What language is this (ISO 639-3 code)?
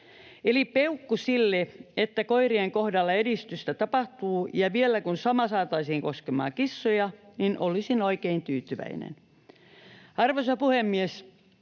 fin